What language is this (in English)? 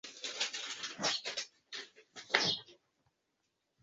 Swahili